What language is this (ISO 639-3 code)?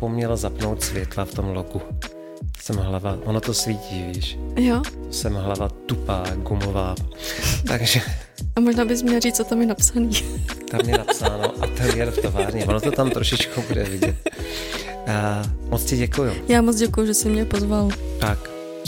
ces